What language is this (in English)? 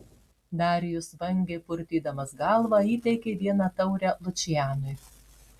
Lithuanian